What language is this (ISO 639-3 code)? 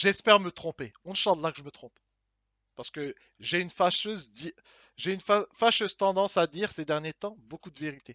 fra